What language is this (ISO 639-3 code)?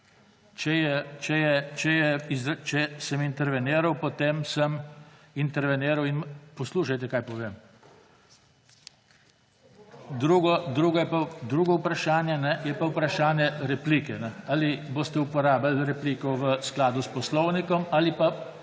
slv